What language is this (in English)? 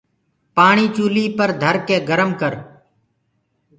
Gurgula